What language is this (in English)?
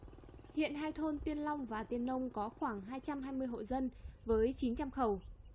Vietnamese